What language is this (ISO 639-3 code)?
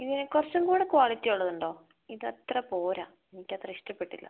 mal